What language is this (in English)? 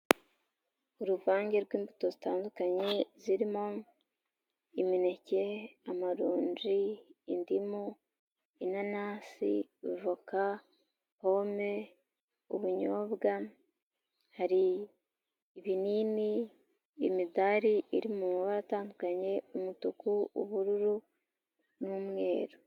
Kinyarwanda